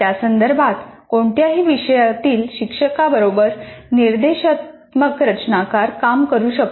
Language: Marathi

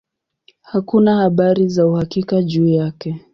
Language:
Swahili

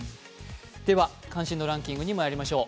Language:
Japanese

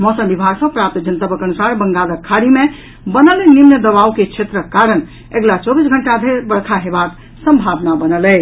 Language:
Maithili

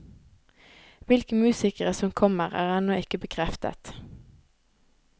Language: Norwegian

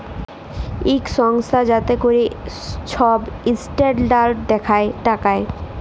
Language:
Bangla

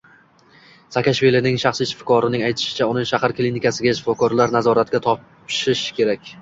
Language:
Uzbek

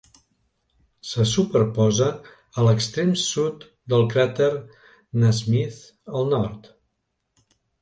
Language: Catalan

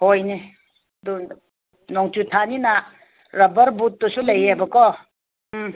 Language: Manipuri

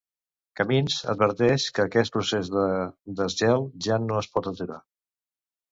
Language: Catalan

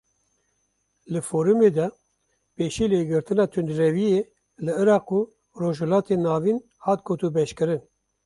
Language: Kurdish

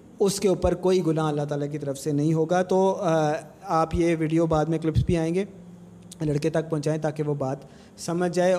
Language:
Urdu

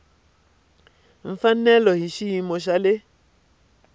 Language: Tsonga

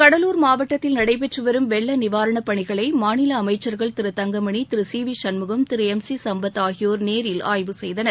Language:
Tamil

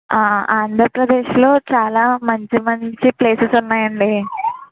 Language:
Telugu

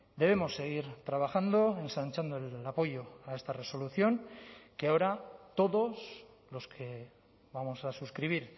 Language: Spanish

